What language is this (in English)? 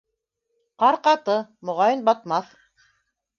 Bashkir